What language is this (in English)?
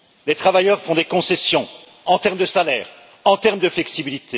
French